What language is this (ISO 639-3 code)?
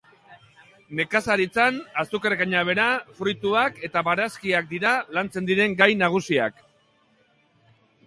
eus